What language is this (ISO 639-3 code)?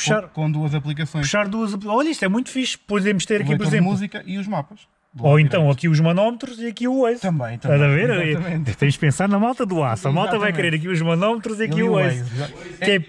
por